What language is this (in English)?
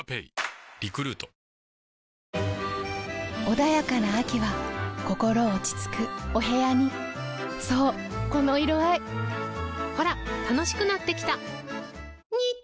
Japanese